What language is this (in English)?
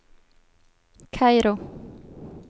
Swedish